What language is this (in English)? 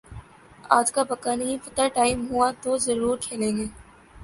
Urdu